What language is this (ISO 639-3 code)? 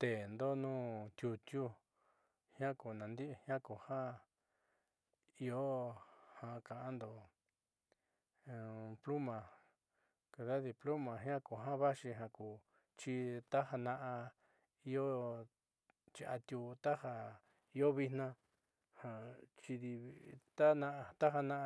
mxy